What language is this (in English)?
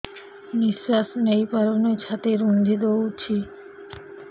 Odia